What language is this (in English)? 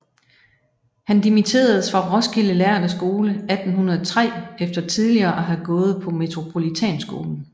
Danish